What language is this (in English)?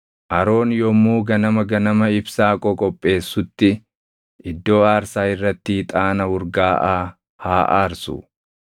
Oromo